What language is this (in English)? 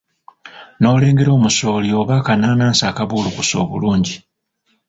Ganda